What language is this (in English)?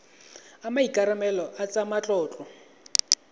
Tswana